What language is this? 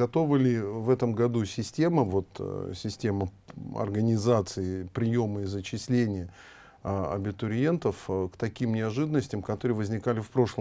Russian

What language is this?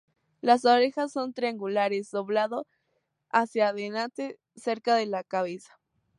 Spanish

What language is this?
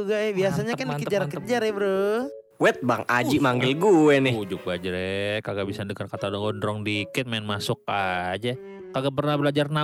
Indonesian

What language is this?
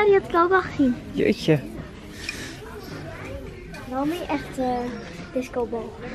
Dutch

